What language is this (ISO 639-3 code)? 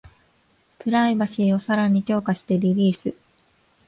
jpn